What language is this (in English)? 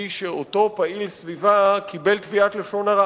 Hebrew